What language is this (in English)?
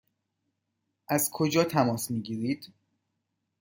Persian